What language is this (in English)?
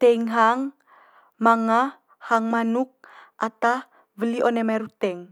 Manggarai